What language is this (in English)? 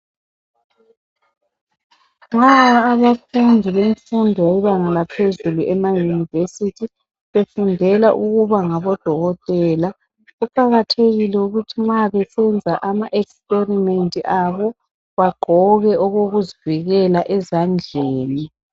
North Ndebele